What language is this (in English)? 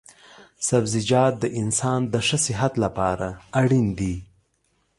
Pashto